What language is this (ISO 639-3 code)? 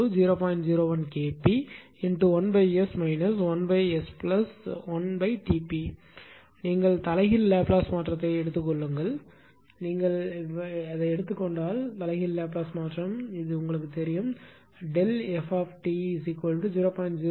tam